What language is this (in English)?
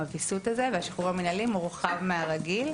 Hebrew